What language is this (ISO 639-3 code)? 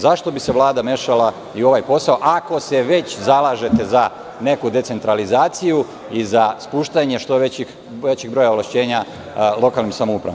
srp